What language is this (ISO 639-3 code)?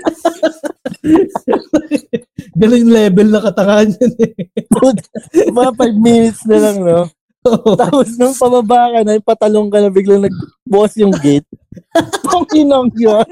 fil